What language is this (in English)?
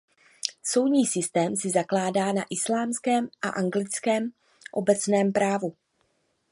Czech